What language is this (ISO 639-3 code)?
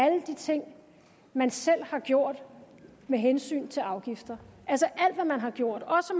dan